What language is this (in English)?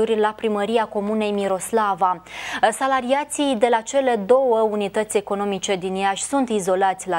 Romanian